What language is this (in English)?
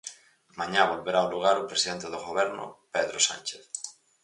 Galician